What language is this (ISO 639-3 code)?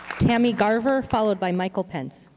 eng